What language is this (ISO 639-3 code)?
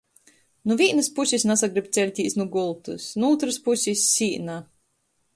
ltg